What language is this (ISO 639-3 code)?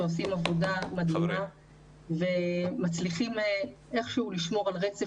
heb